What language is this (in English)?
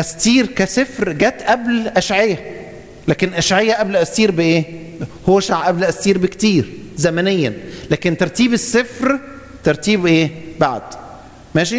Arabic